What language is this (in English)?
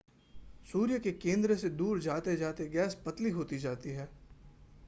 Hindi